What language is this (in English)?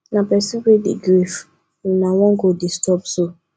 Nigerian Pidgin